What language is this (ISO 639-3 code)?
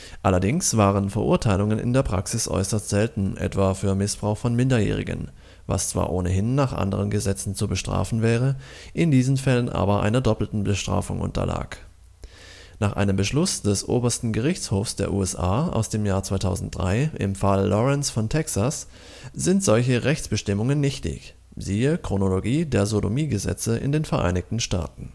deu